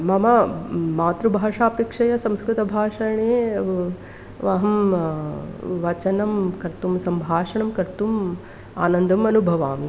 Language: Sanskrit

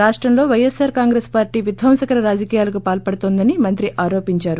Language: Telugu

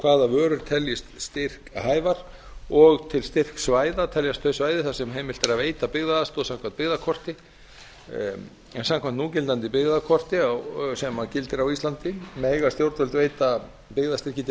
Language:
Icelandic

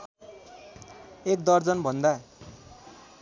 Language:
Nepali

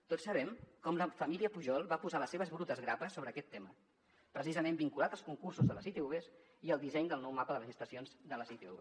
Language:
Catalan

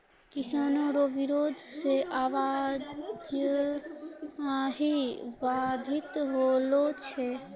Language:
Maithili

